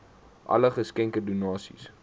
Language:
Afrikaans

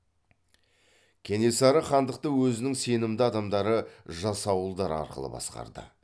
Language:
Kazakh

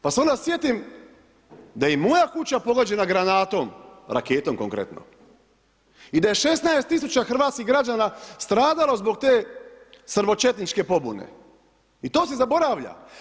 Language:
Croatian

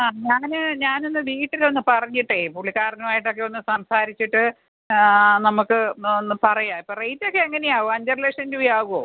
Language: Malayalam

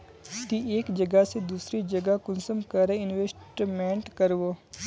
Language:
Magahi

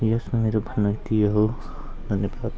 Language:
Nepali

